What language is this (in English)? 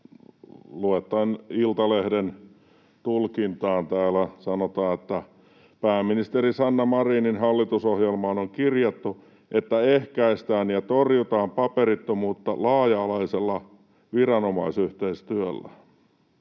Finnish